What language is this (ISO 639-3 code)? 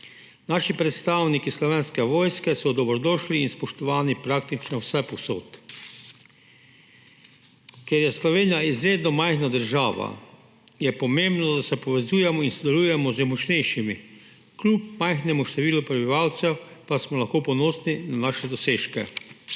slv